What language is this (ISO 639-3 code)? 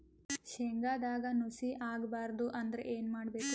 kan